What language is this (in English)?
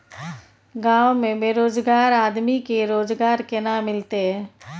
Maithili